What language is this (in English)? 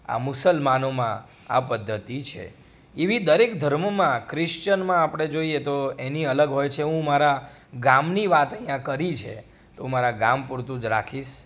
Gujarati